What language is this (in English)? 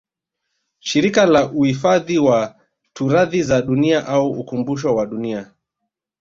Swahili